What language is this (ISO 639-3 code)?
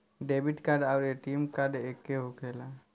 bho